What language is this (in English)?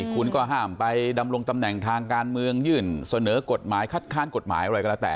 Thai